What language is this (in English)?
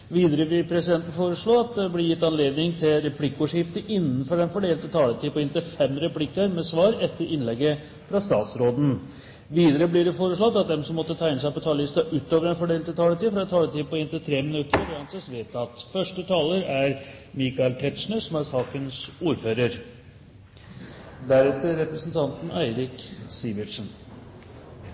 Norwegian